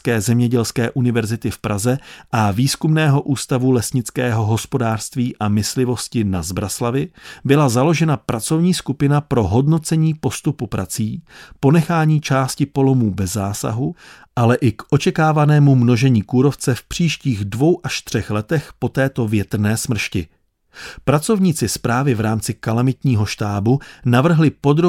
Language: Czech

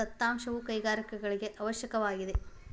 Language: Kannada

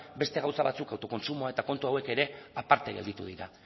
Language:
Basque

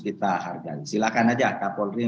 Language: Indonesian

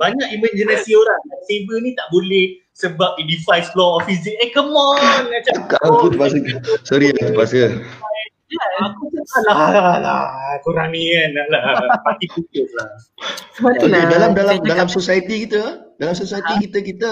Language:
Malay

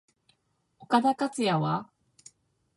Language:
Japanese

